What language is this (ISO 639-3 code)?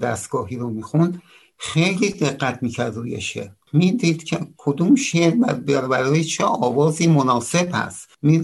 fas